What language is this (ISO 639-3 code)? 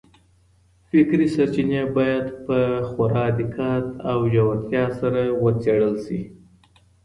pus